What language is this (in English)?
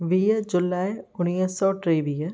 Sindhi